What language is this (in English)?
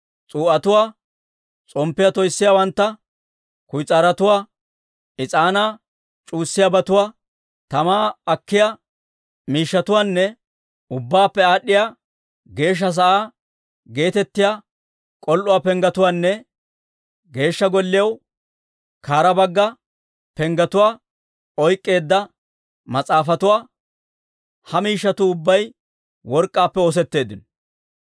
Dawro